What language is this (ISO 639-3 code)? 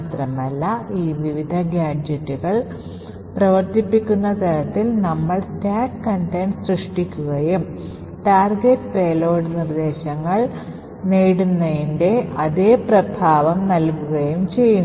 mal